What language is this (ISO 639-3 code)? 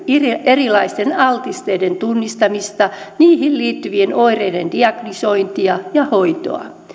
fin